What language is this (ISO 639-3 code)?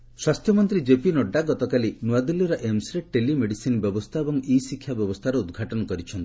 ori